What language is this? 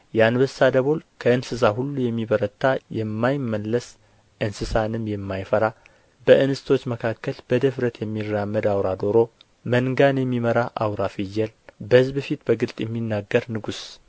Amharic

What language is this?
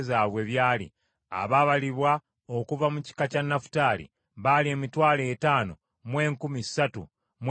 Ganda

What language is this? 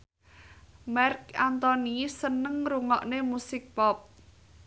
Javanese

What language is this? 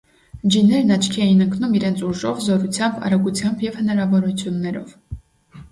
Armenian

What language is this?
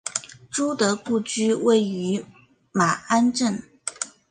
Chinese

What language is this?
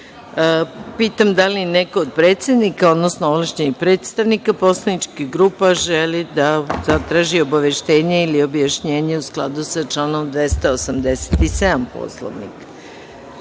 Serbian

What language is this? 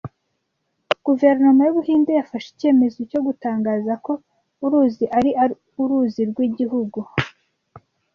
Kinyarwanda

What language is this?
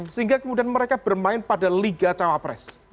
Indonesian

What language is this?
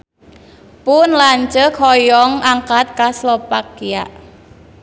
Sundanese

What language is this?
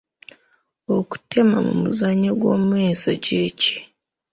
Ganda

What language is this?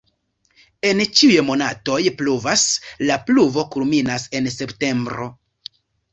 Esperanto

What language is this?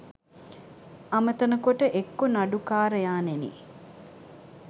Sinhala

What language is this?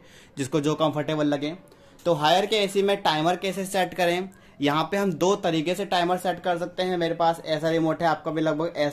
Hindi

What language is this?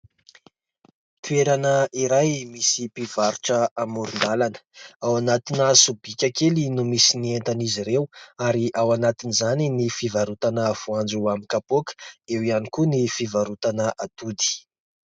Malagasy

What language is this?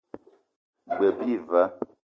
Eton (Cameroon)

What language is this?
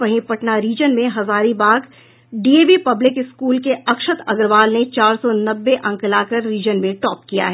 Hindi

